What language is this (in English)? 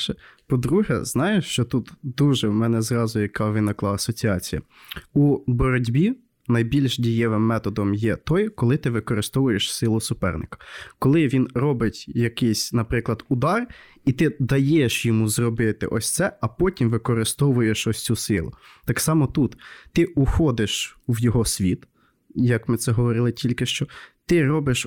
Ukrainian